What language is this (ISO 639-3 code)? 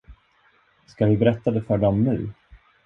swe